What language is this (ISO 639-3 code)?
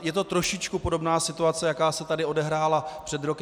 ces